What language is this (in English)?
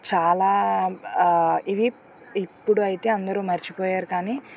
Telugu